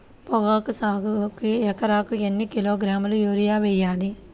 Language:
Telugu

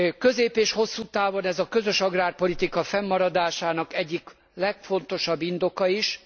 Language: Hungarian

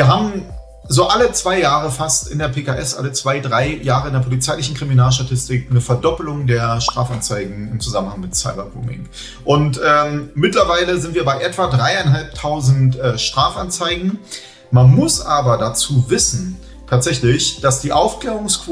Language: German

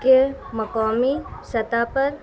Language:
Urdu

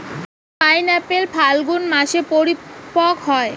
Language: Bangla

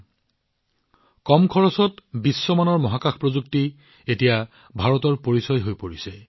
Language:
Assamese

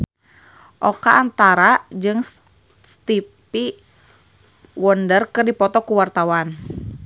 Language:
Sundanese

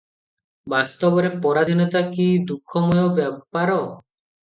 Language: Odia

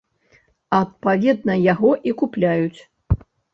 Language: Belarusian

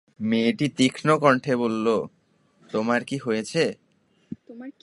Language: Bangla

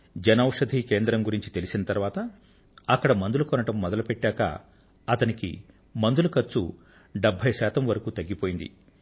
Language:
Telugu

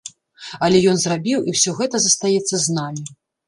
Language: Belarusian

